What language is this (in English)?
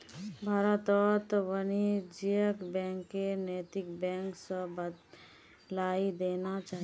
Magahi